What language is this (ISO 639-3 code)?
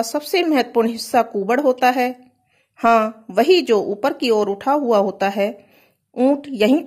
hin